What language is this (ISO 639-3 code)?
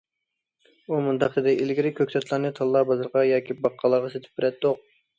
uig